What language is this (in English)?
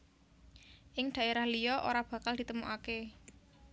Javanese